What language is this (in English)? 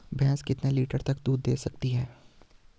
Hindi